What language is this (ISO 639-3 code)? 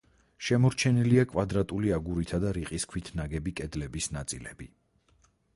kat